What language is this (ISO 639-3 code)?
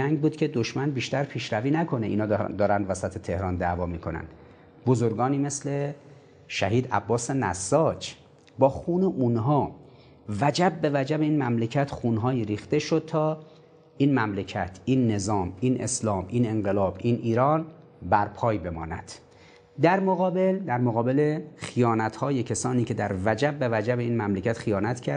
fas